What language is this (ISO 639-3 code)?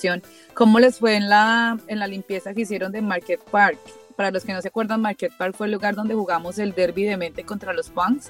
spa